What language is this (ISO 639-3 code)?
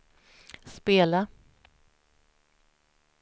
swe